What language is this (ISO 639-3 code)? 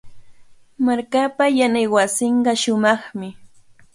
qvl